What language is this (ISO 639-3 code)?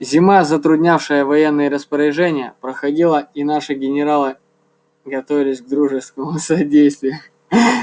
rus